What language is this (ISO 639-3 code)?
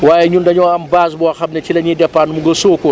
wol